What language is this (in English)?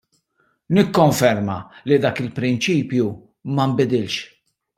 Maltese